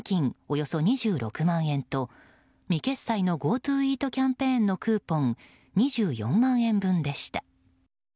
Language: Japanese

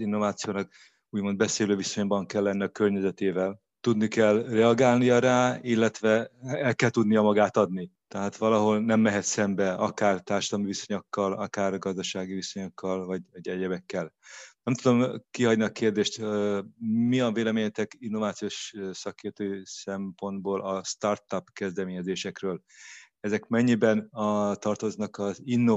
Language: Hungarian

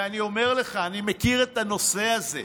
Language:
Hebrew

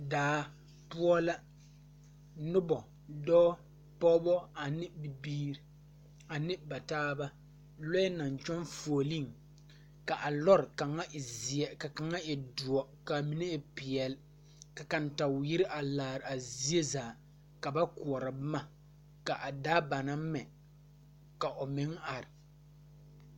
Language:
Southern Dagaare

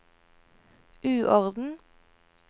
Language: Norwegian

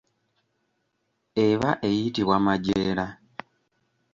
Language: Ganda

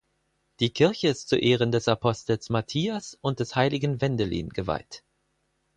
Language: German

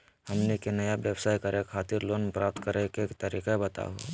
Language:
Magahi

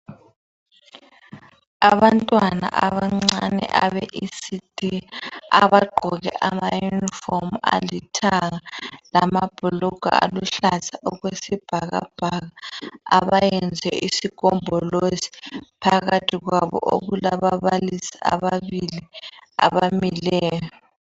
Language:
North Ndebele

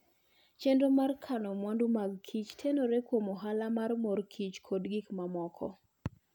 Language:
Luo (Kenya and Tanzania)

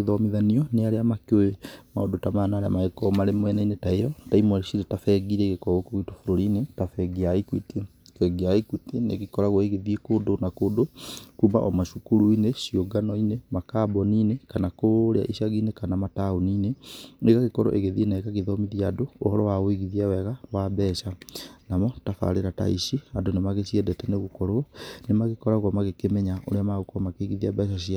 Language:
Kikuyu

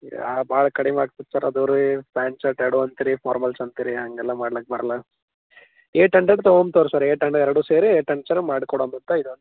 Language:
Kannada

